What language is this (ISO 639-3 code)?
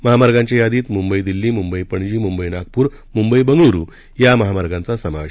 mar